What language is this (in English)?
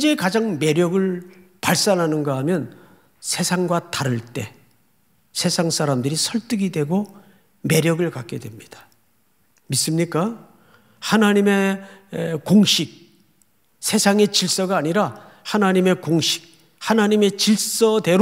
Korean